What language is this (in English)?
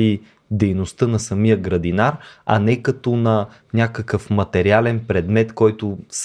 Bulgarian